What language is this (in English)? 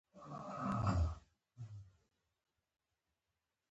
Pashto